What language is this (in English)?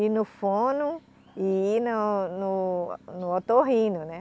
Portuguese